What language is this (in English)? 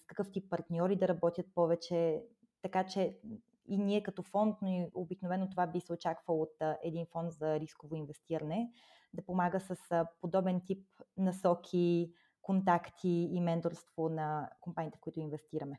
Bulgarian